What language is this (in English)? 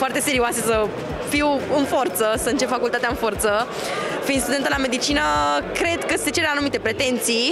Romanian